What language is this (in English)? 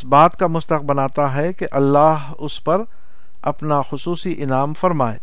Urdu